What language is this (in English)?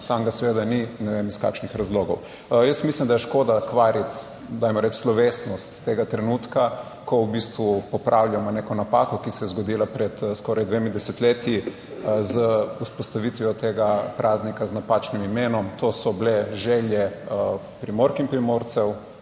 Slovenian